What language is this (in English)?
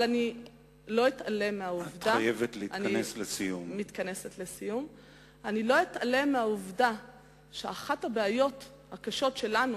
Hebrew